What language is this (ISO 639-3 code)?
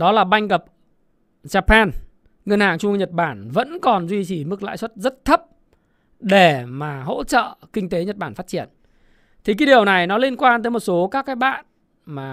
vie